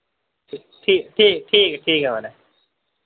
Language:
Dogri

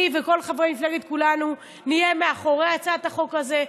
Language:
Hebrew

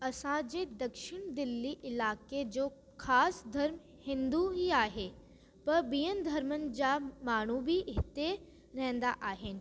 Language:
Sindhi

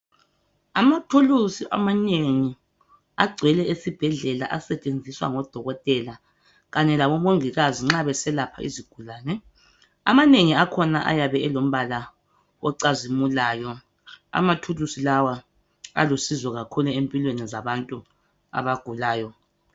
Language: North Ndebele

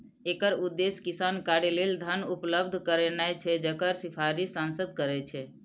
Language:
Maithili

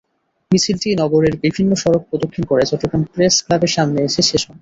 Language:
Bangla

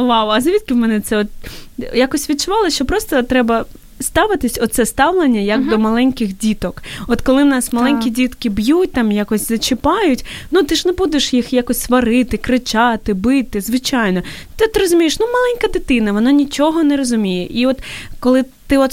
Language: Ukrainian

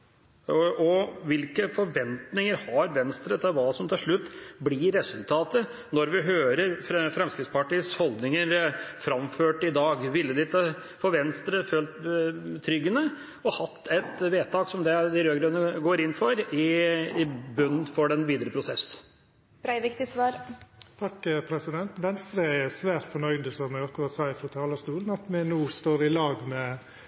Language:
Norwegian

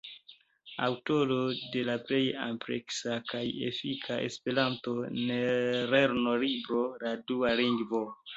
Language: Esperanto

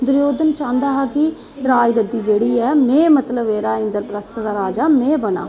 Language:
Dogri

